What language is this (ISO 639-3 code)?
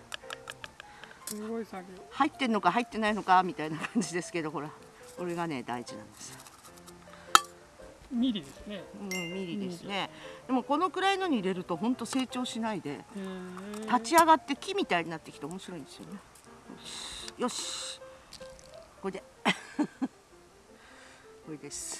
jpn